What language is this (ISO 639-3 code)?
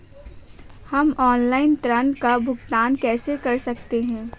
hin